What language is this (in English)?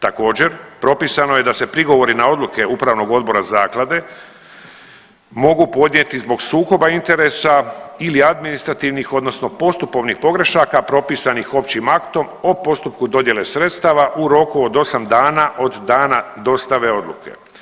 Croatian